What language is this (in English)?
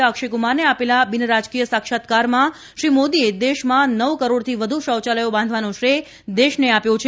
Gujarati